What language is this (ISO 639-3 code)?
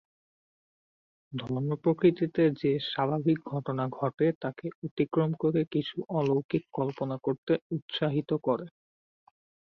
ben